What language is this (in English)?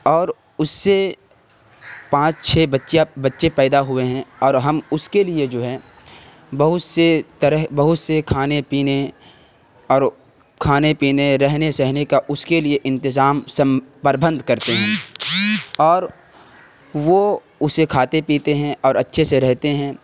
Urdu